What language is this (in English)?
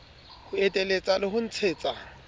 Southern Sotho